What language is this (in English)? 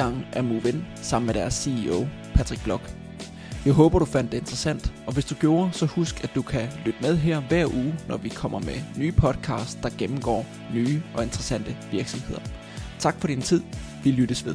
Danish